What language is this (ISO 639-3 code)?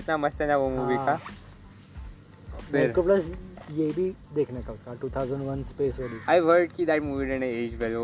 hin